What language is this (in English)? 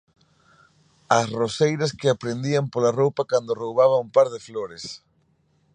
Galician